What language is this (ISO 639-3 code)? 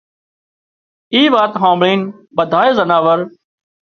kxp